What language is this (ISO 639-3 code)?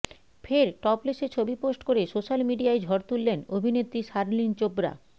ben